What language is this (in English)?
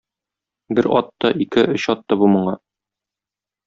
Tatar